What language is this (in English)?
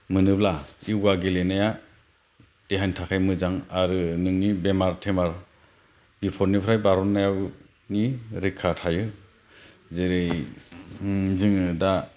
Bodo